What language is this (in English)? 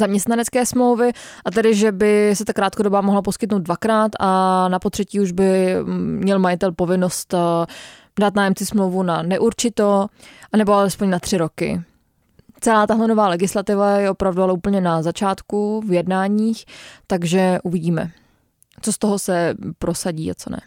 Czech